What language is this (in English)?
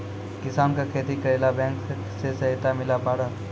Maithili